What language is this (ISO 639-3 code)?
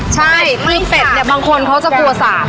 tha